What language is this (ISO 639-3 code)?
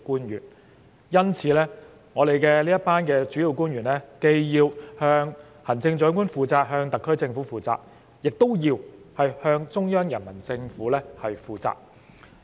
yue